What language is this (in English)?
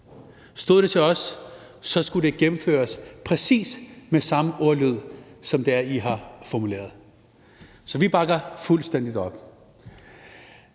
Danish